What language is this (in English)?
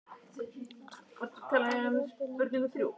Icelandic